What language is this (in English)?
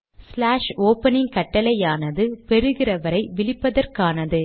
Tamil